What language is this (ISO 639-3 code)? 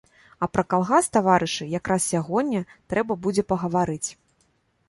bel